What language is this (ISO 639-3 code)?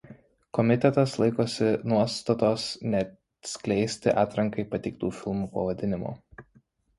lit